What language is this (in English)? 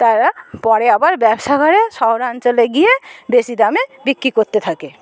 Bangla